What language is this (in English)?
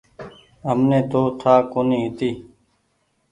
Goaria